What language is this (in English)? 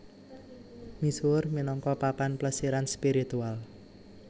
Javanese